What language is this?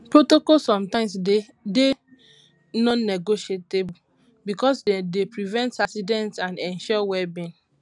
Nigerian Pidgin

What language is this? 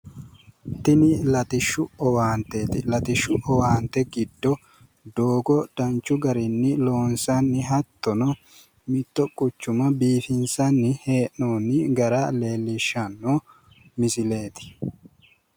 Sidamo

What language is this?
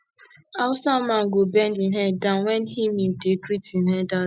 Nigerian Pidgin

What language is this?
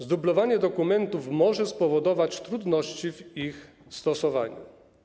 Polish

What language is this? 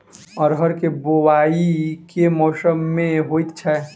Maithili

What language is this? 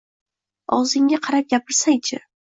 Uzbek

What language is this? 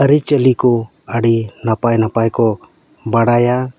Santali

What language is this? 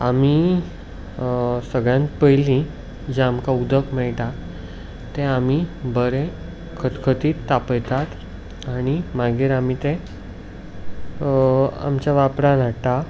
Konkani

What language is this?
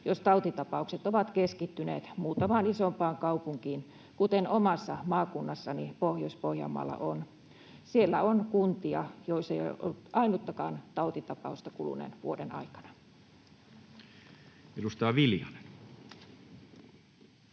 Finnish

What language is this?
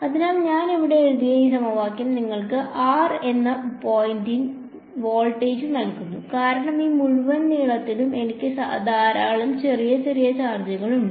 Malayalam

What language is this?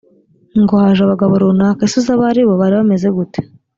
Kinyarwanda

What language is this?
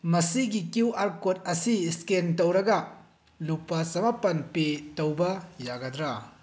Manipuri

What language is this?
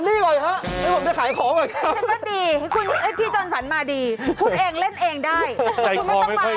Thai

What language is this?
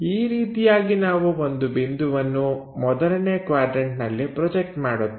Kannada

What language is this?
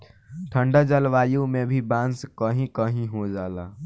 Bhojpuri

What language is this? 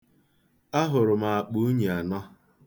Igbo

